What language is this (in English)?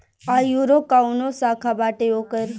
Bhojpuri